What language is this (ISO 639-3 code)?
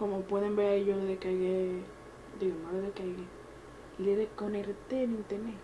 spa